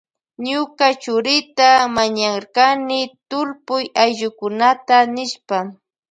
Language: Loja Highland Quichua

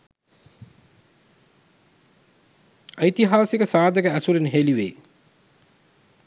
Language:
Sinhala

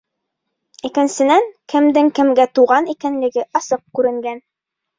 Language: Bashkir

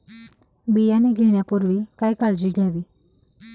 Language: Marathi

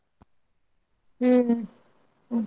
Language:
Kannada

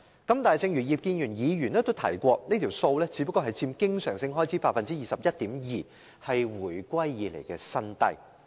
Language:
Cantonese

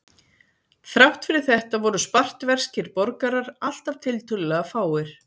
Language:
Icelandic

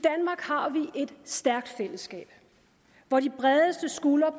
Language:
Danish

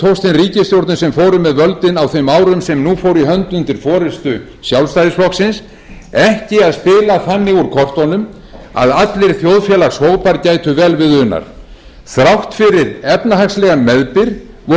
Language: Icelandic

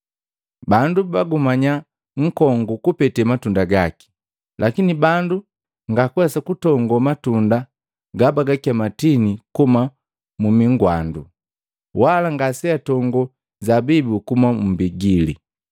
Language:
Matengo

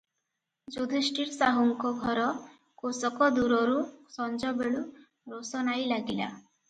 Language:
Odia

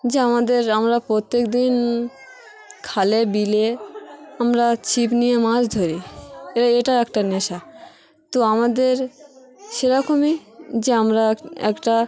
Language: Bangla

